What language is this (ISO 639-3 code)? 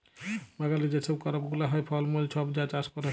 ben